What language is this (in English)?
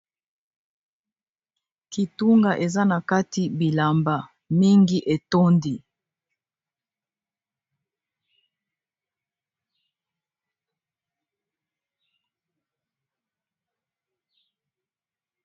Lingala